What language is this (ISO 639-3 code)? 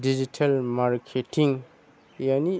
brx